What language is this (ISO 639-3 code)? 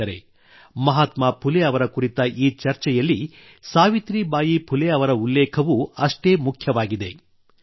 kan